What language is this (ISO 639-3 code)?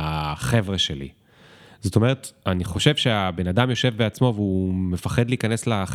heb